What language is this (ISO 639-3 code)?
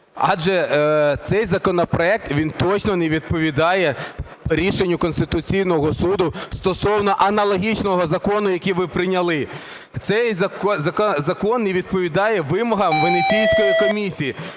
ukr